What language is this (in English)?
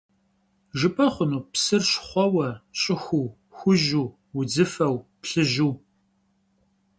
Kabardian